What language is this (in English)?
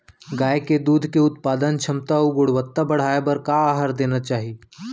Chhattisgarhi